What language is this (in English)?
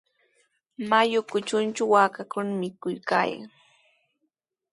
Sihuas Ancash Quechua